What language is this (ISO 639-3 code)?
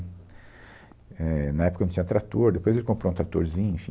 por